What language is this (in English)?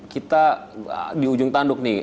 Indonesian